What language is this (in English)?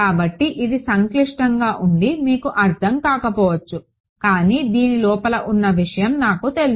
Telugu